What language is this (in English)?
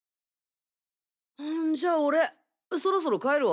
Japanese